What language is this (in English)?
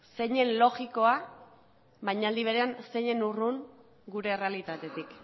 Basque